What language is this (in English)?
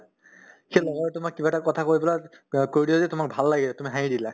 Assamese